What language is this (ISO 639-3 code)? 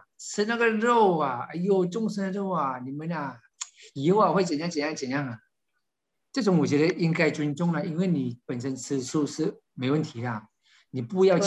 zho